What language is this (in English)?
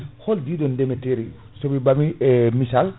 Fula